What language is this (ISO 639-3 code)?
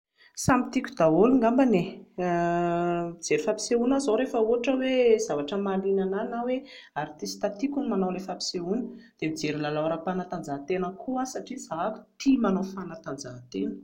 mlg